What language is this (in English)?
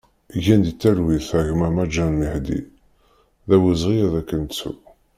Kabyle